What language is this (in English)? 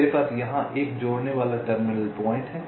Hindi